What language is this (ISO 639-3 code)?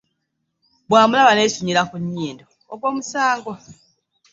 lug